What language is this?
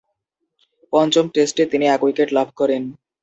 Bangla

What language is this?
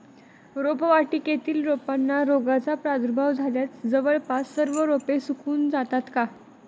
Marathi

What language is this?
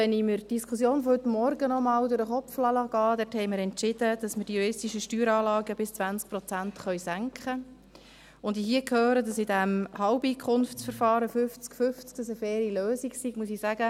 Swiss German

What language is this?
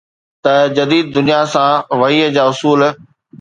Sindhi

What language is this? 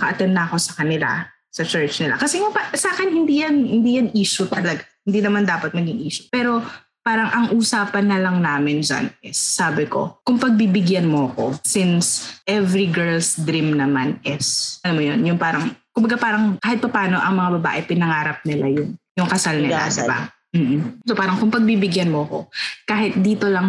Filipino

